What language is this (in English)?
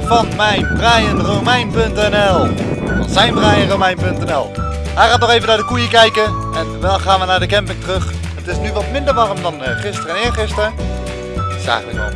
Dutch